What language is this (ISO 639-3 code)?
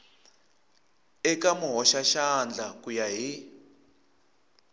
tso